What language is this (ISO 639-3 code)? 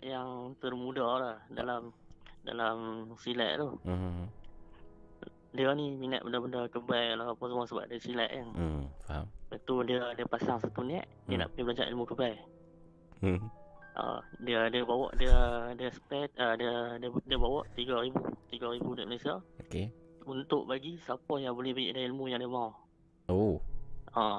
msa